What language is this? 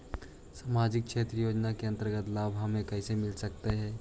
Magahi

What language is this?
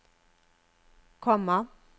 Norwegian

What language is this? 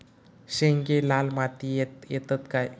Marathi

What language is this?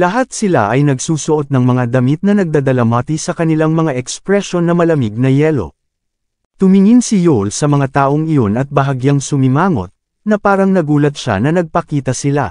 Filipino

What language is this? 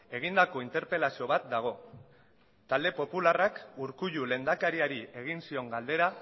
Basque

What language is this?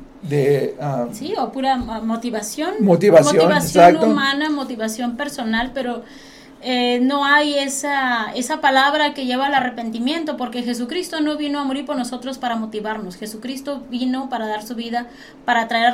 Spanish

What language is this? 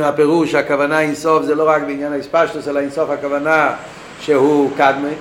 Hebrew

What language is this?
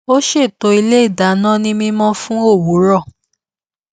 Yoruba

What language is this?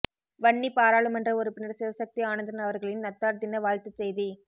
Tamil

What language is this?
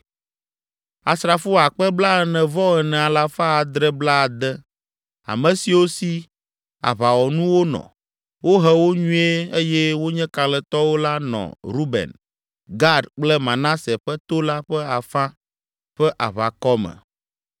Ewe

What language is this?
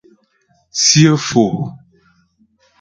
Ghomala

